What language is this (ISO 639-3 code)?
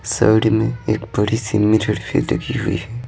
hin